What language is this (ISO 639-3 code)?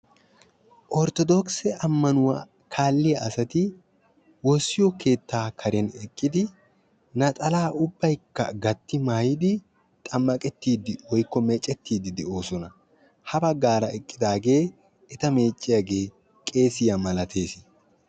wal